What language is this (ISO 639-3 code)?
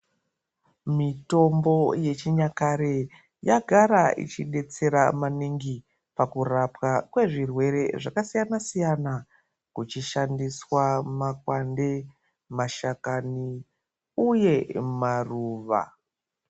ndc